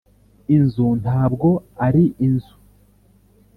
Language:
Kinyarwanda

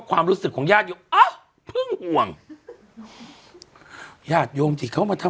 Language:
Thai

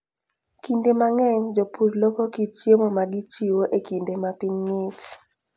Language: Luo (Kenya and Tanzania)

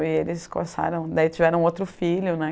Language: Portuguese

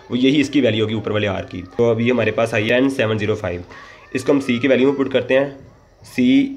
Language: Hindi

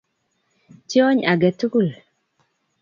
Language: Kalenjin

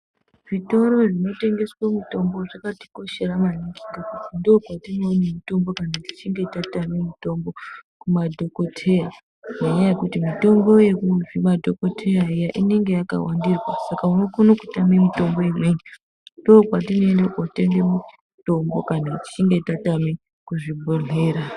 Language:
Ndau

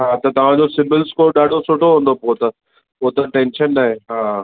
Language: Sindhi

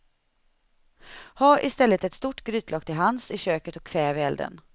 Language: Swedish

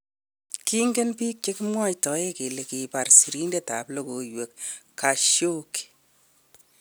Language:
Kalenjin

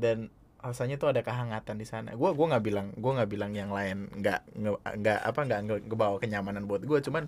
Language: Indonesian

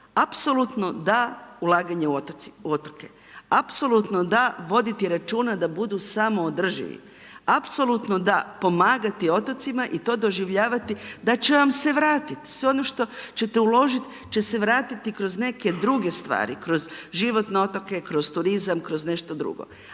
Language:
Croatian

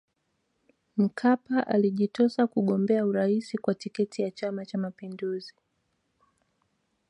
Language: Swahili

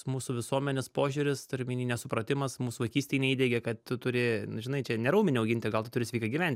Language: Lithuanian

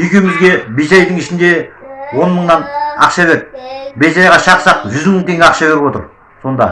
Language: Kazakh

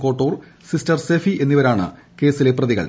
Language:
Malayalam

